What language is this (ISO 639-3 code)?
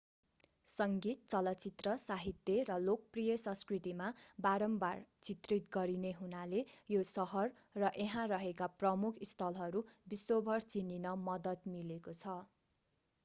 nep